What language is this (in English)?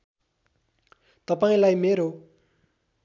Nepali